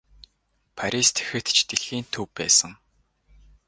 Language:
Mongolian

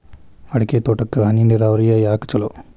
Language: Kannada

